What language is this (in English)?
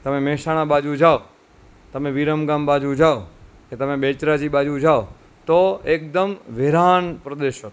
Gujarati